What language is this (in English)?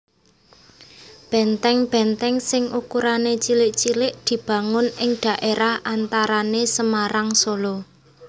Javanese